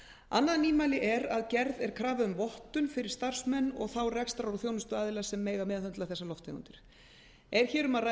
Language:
Icelandic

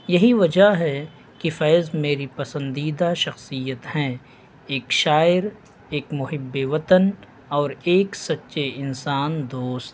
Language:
Urdu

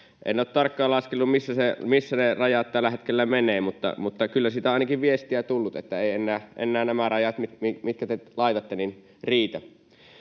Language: Finnish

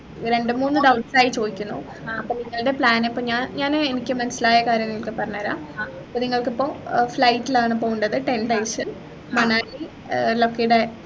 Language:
Malayalam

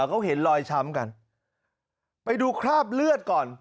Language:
Thai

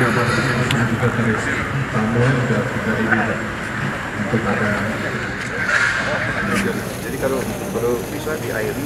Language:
Indonesian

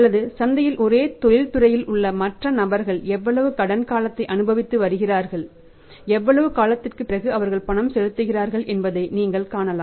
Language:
Tamil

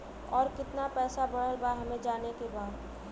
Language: Bhojpuri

